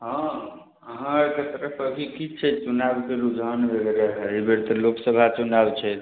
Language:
Maithili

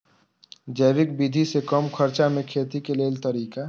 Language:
Maithili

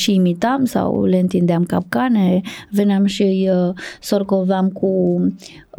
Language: Romanian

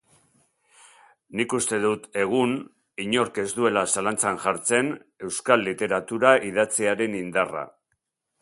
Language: Basque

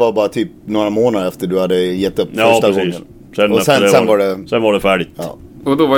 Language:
Swedish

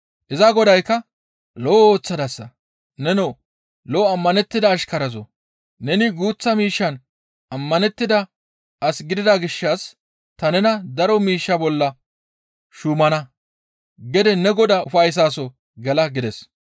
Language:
Gamo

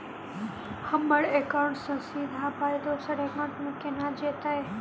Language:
Maithili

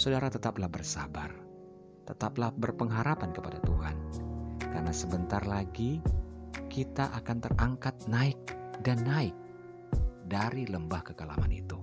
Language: Indonesian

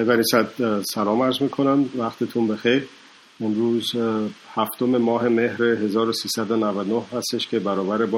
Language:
Persian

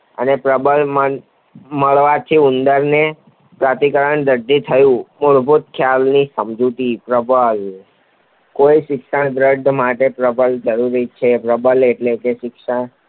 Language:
Gujarati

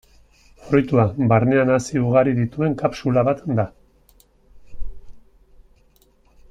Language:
Basque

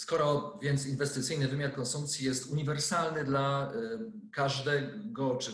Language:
Polish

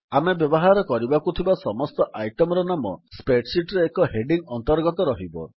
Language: Odia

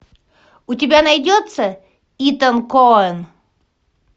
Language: Russian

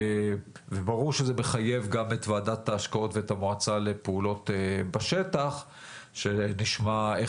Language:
Hebrew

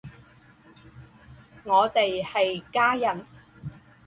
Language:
Chinese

